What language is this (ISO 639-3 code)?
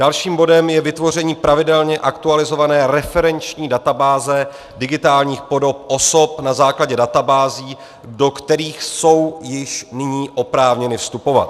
ces